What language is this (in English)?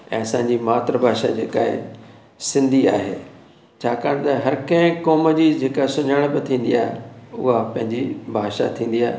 Sindhi